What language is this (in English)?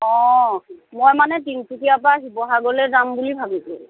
Assamese